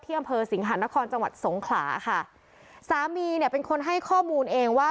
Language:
Thai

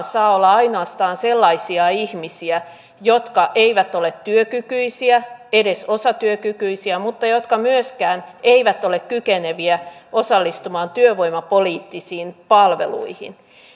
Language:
Finnish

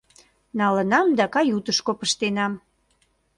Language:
Mari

